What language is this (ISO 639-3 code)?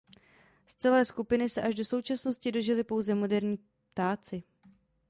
ces